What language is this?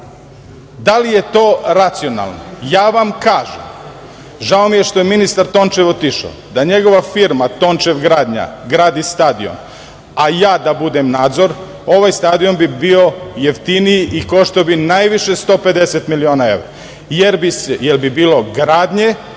Serbian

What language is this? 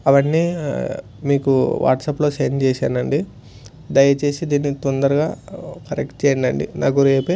Telugu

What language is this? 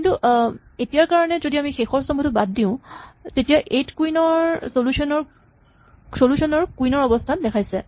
Assamese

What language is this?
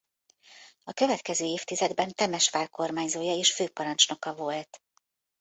Hungarian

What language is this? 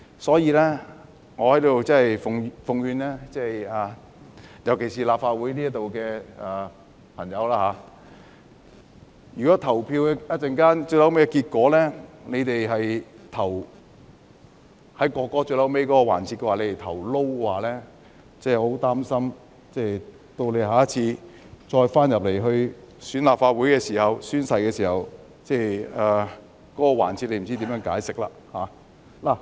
Cantonese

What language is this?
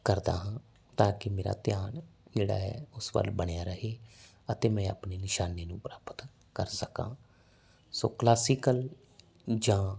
Punjabi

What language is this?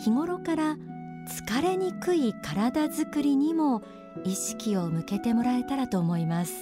Japanese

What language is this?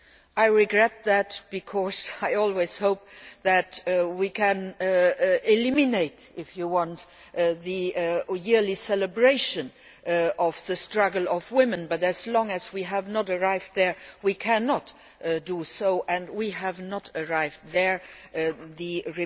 English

